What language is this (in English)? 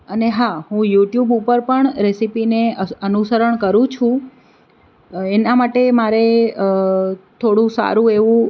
Gujarati